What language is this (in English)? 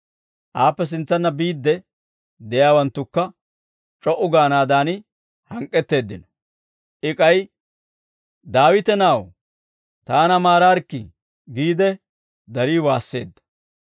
Dawro